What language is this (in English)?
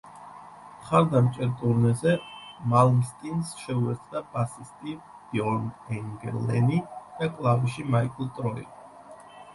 Georgian